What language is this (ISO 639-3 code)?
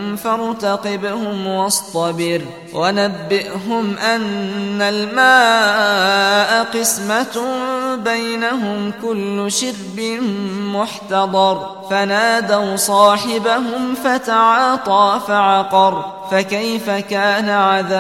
ara